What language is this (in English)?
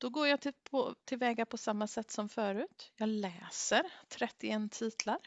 Swedish